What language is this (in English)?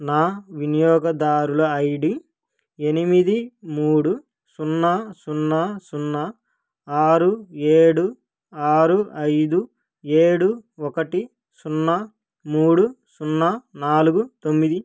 Telugu